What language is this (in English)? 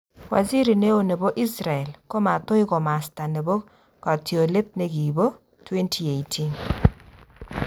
Kalenjin